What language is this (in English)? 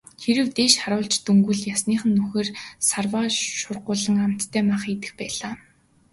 Mongolian